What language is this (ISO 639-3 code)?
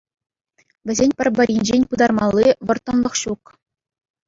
chv